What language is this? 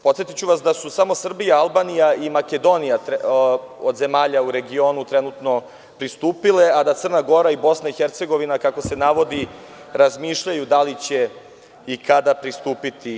Serbian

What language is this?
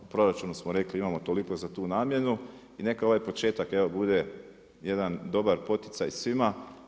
Croatian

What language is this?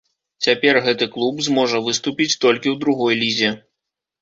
Belarusian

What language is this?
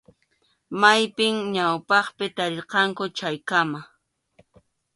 Arequipa-La Unión Quechua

